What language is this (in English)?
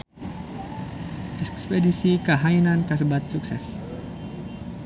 Sundanese